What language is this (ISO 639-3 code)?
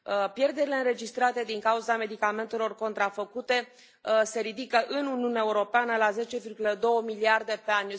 ron